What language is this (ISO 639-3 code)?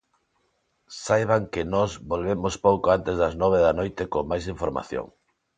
glg